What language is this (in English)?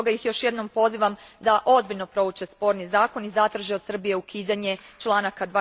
Croatian